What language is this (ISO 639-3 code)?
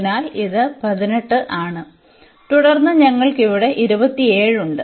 mal